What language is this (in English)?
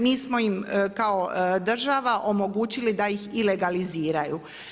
Croatian